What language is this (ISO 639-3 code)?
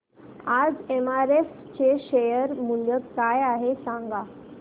mar